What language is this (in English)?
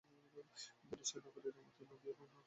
Bangla